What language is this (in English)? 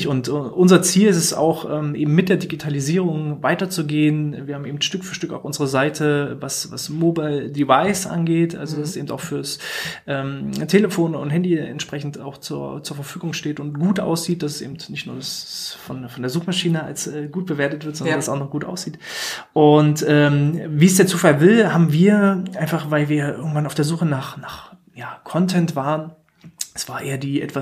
German